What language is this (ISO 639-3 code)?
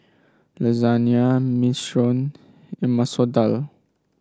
eng